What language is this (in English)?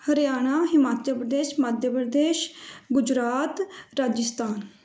Punjabi